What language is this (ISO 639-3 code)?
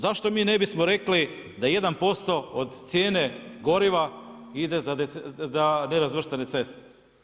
hrv